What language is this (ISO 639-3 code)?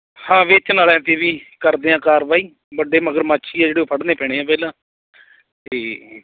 pan